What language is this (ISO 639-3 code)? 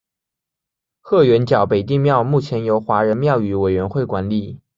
zho